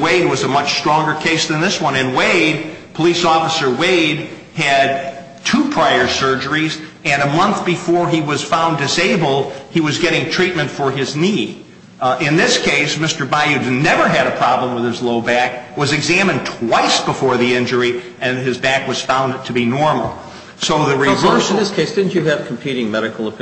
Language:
English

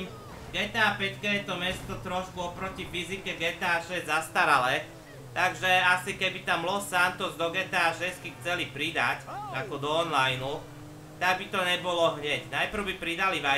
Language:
Slovak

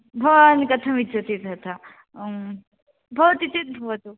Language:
Sanskrit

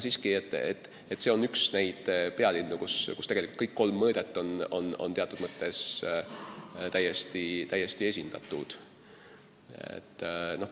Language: Estonian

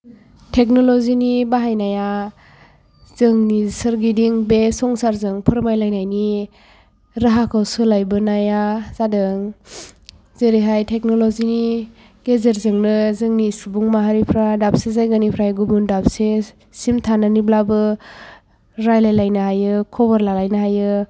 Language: Bodo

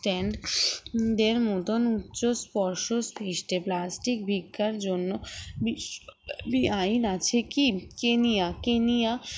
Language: Bangla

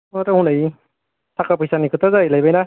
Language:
Bodo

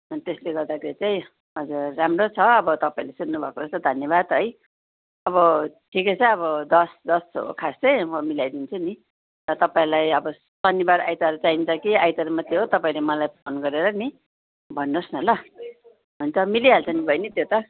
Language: Nepali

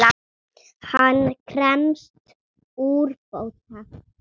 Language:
Icelandic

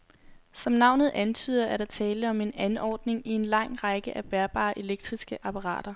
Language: Danish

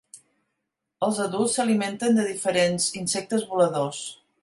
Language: Catalan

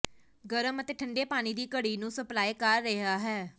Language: Punjabi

